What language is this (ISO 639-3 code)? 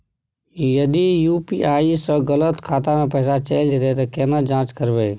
mai